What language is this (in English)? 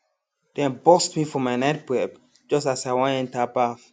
Nigerian Pidgin